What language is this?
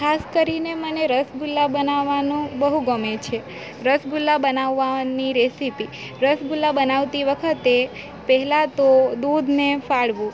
Gujarati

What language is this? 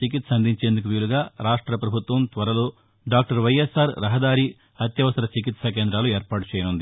Telugu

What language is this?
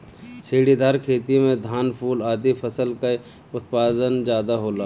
Bhojpuri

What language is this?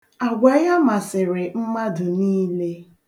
Igbo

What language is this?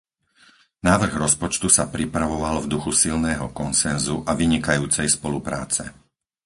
Slovak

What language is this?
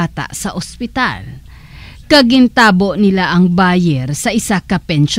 Filipino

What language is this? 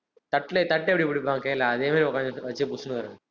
Tamil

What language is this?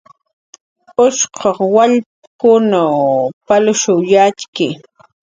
Jaqaru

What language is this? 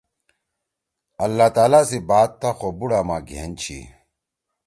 Torwali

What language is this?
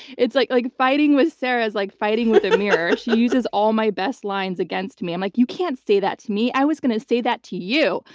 English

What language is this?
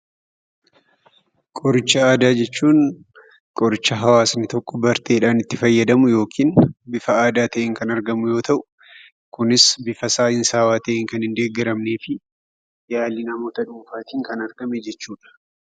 Oromo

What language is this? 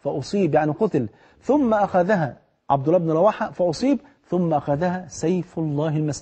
Arabic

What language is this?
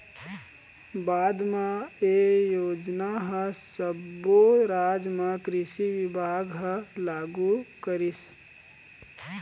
Chhattisgarhi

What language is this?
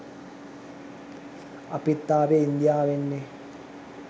Sinhala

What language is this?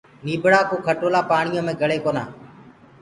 Gurgula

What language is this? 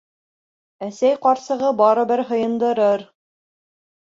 Bashkir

